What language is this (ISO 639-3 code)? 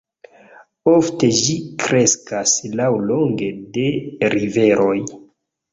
epo